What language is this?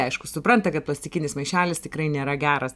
Lithuanian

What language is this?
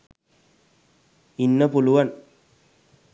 Sinhala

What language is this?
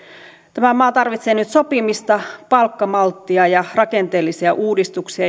Finnish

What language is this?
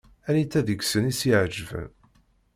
Kabyle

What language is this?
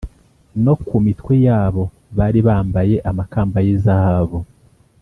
Kinyarwanda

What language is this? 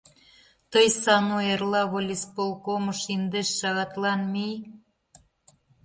Mari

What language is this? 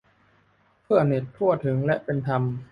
Thai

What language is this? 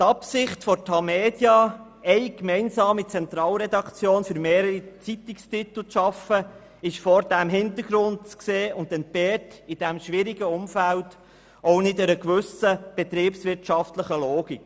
Swiss German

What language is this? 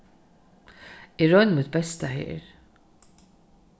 Faroese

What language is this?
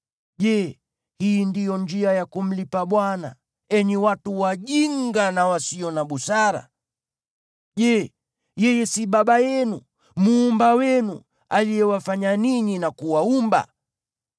Swahili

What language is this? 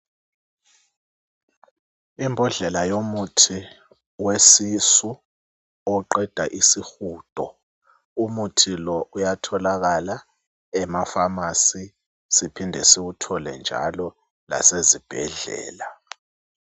North Ndebele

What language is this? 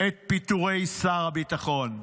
Hebrew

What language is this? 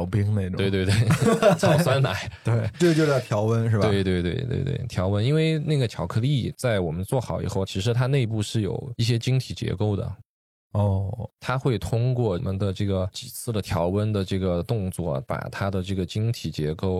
Chinese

